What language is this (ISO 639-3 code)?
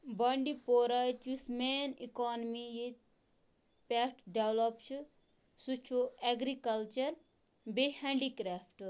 kas